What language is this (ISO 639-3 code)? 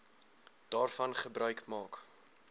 afr